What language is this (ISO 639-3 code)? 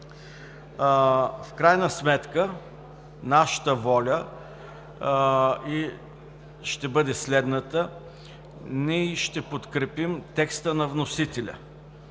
bul